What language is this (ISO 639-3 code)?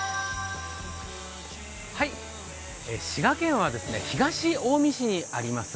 jpn